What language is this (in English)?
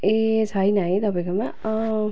Nepali